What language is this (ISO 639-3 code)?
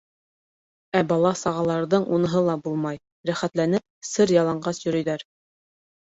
bak